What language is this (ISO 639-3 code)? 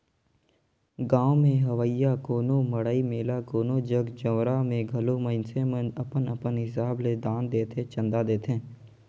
hne